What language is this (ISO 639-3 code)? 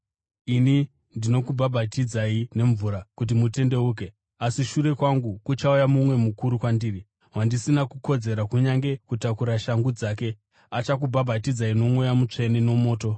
sna